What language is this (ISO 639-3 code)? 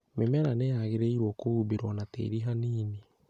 kik